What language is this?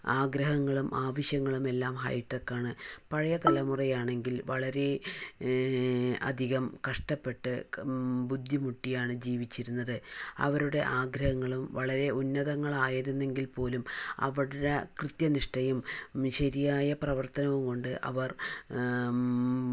Malayalam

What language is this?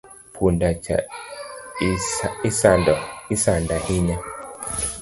Luo (Kenya and Tanzania)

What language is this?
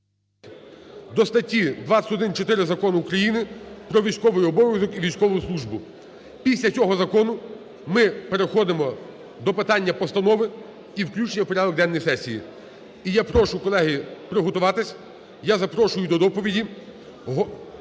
Ukrainian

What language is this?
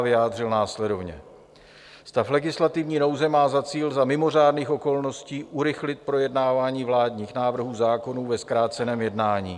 Czech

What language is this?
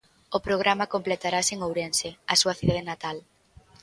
Galician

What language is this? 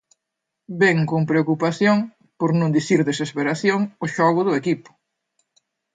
Galician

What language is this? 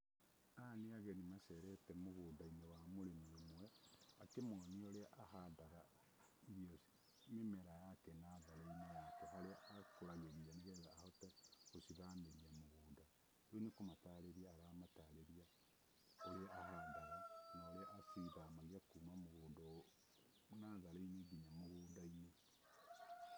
Kikuyu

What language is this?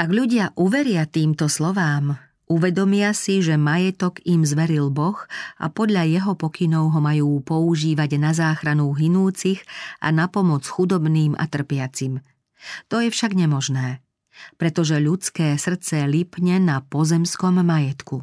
Slovak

